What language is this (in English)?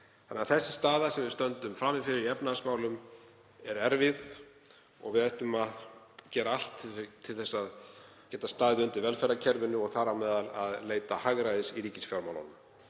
Icelandic